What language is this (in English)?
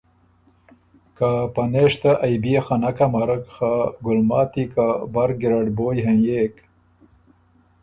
Ormuri